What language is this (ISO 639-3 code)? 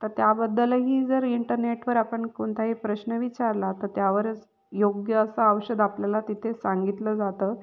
mar